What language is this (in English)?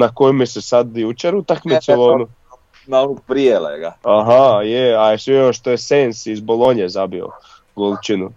Croatian